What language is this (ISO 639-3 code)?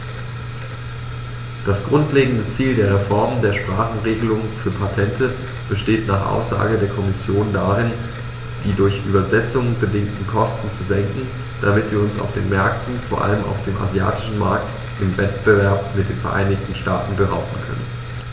deu